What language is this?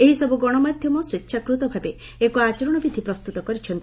Odia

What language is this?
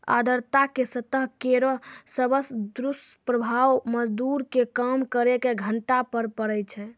Maithili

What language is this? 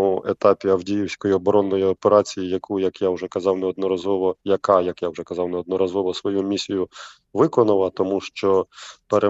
Ukrainian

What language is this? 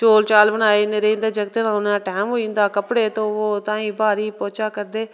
Dogri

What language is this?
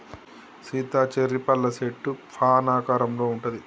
Telugu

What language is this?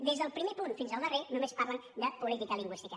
Catalan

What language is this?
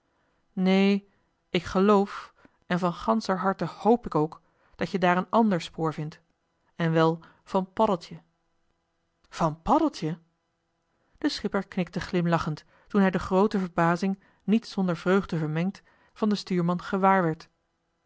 Dutch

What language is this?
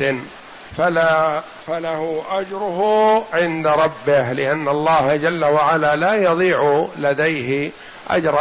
Arabic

